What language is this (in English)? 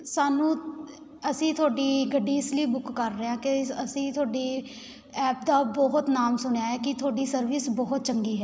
Punjabi